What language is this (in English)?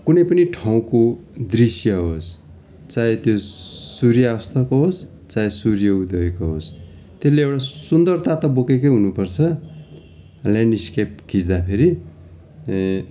Nepali